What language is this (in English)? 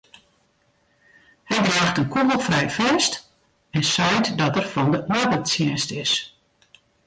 Western Frisian